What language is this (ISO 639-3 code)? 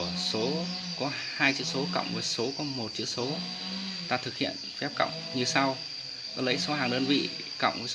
vie